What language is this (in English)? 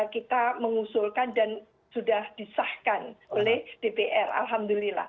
Indonesian